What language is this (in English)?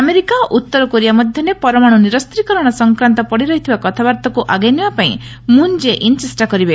Odia